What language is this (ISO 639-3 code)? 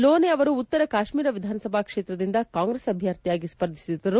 kan